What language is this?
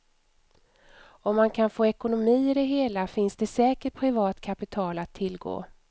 Swedish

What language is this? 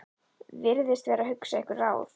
Icelandic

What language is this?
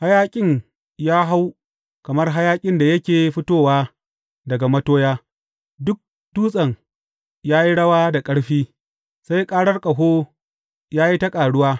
Hausa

